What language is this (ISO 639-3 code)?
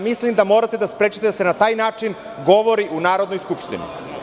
srp